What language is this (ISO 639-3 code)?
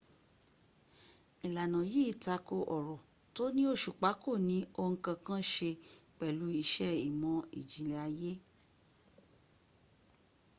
yor